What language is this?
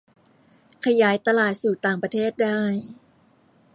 Thai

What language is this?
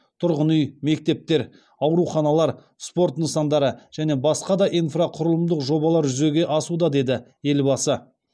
Kazakh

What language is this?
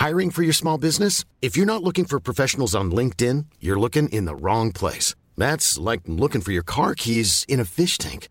Filipino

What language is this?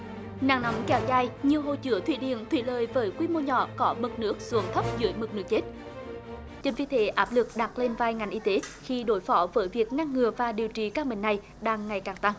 Vietnamese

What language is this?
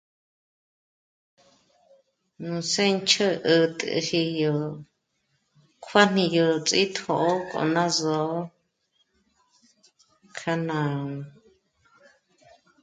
Michoacán Mazahua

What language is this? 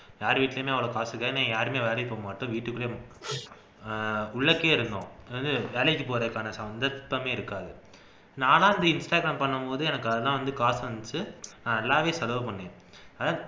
Tamil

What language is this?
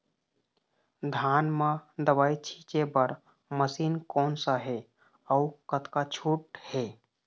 Chhattisgarhi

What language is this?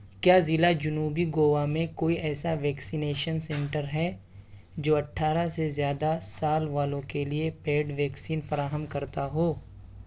Urdu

